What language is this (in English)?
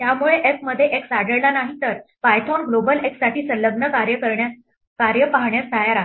Marathi